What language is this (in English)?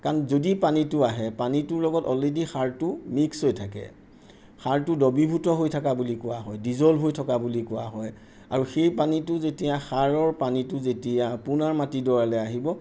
Assamese